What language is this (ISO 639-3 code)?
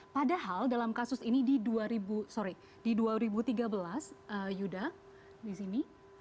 ind